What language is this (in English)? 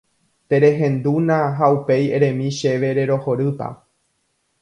Guarani